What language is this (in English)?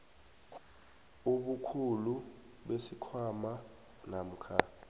South Ndebele